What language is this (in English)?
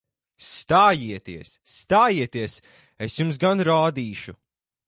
Latvian